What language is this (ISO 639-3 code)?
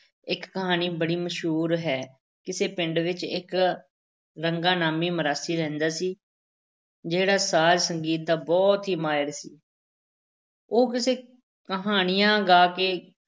pan